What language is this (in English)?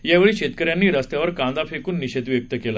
Marathi